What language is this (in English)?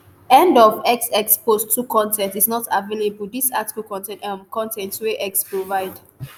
Nigerian Pidgin